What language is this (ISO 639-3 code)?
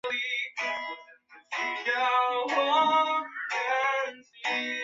zho